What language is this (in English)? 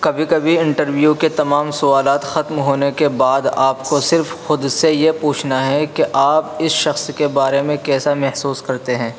Urdu